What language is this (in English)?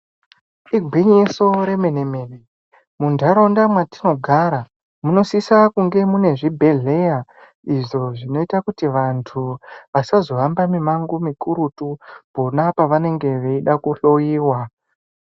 Ndau